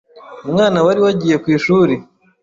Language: Kinyarwanda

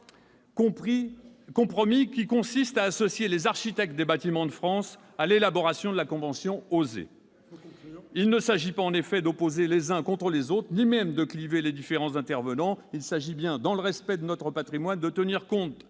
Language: French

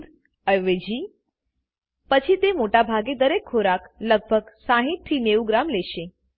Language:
Gujarati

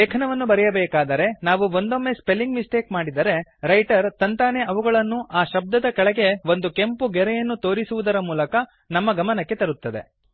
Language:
Kannada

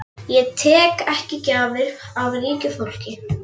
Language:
Icelandic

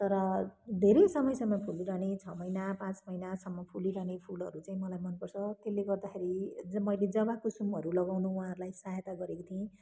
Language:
Nepali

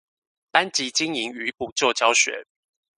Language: Chinese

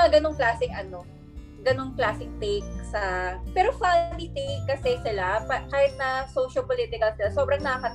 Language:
Filipino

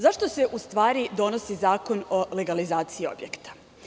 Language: Serbian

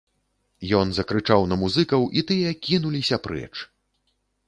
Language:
Belarusian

